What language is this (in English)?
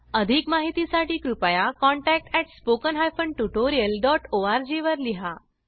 Marathi